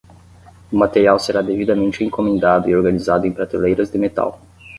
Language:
Portuguese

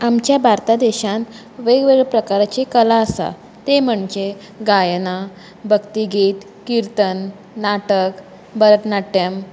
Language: Konkani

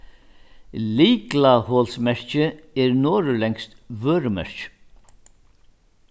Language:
Faroese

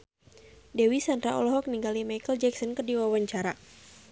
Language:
Sundanese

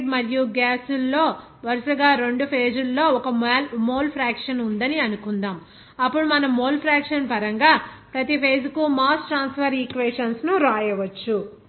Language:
Telugu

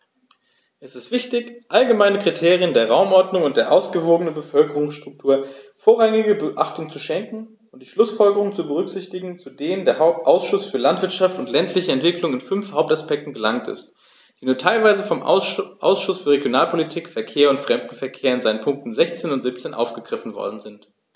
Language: German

